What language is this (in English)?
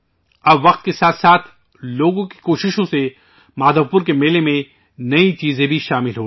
Urdu